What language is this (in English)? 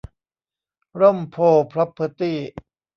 Thai